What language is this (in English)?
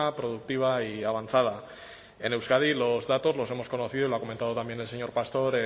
Spanish